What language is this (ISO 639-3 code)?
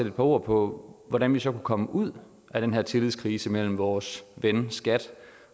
dan